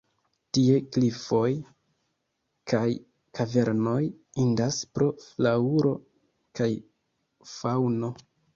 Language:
Esperanto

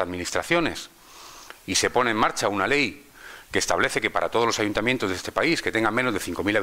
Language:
Spanish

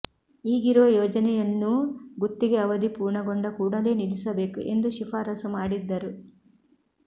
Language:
Kannada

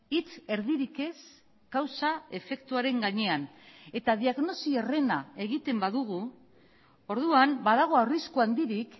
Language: Basque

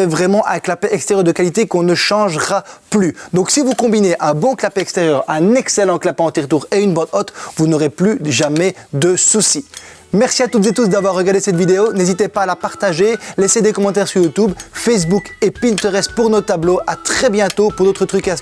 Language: French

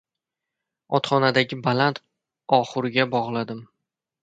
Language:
Uzbek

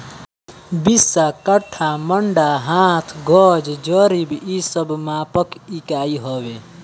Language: Bhojpuri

